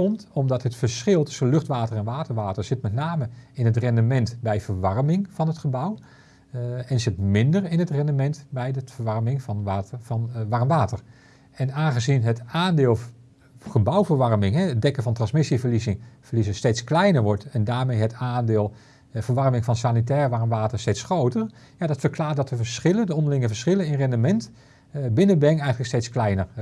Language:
Dutch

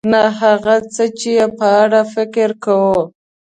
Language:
Pashto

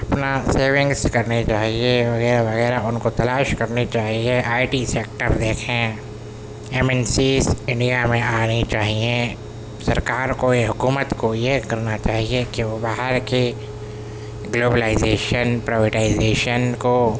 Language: Urdu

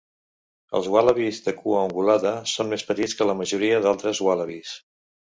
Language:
Catalan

